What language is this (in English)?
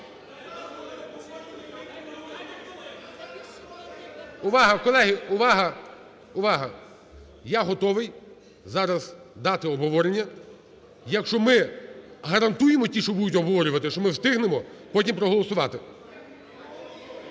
Ukrainian